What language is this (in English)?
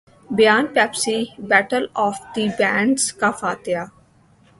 Urdu